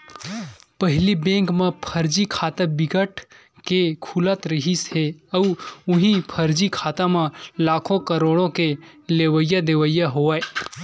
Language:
Chhattisgarhi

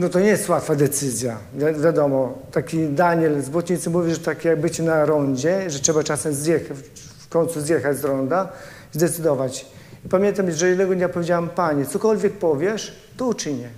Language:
Polish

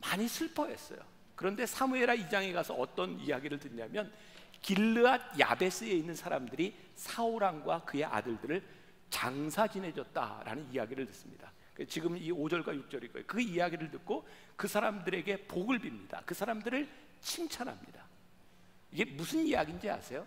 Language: Korean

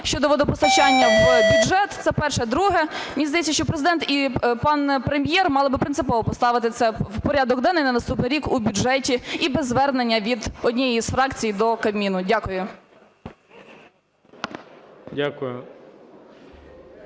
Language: Ukrainian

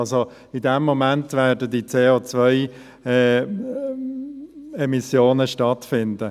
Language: Swiss German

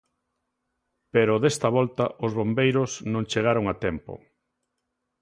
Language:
Galician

